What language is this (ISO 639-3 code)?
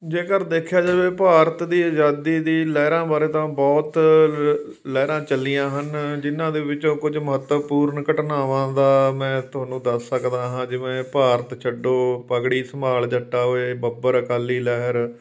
pan